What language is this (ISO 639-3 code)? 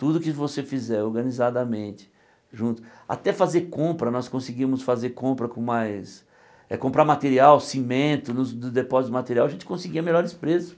por